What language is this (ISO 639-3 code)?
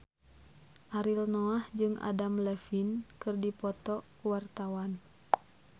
sun